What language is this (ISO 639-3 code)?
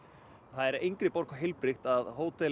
isl